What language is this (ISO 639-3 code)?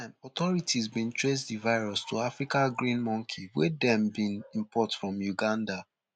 pcm